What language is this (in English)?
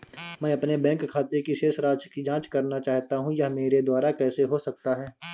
Hindi